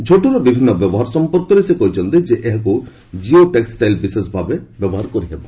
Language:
Odia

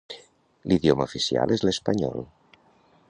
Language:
Catalan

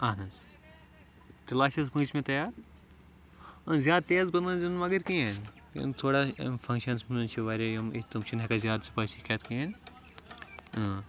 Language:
Kashmiri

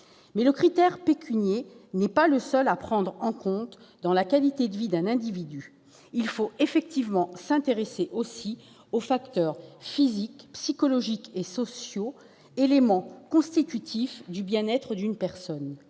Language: French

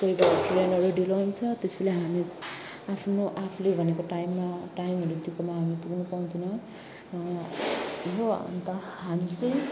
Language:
Nepali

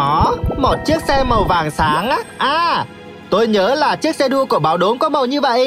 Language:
Vietnamese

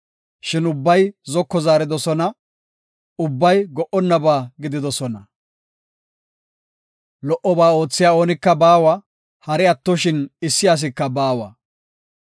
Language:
Gofa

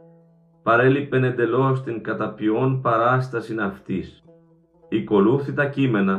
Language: Greek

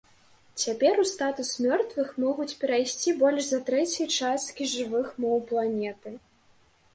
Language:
Belarusian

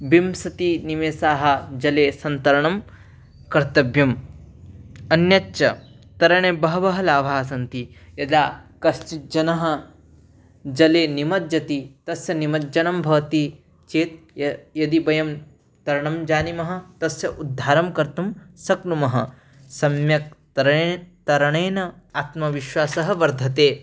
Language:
Sanskrit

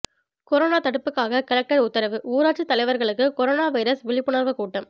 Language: Tamil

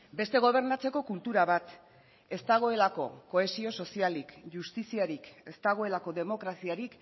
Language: Basque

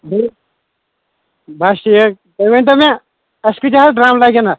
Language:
Kashmiri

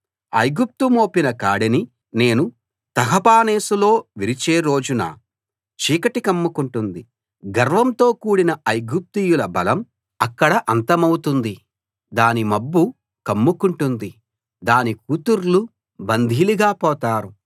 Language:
Telugu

